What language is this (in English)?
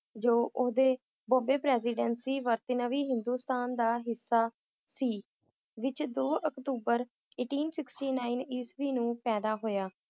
Punjabi